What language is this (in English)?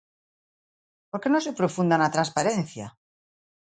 Galician